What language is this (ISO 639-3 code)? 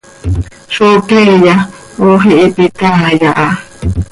sei